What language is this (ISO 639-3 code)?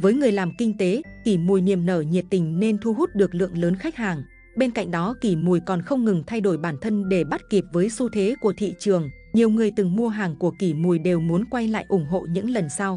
vie